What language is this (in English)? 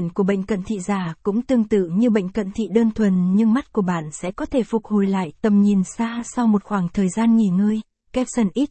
Vietnamese